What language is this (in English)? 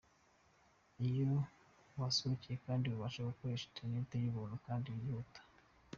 Kinyarwanda